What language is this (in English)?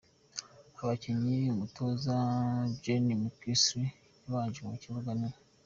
Kinyarwanda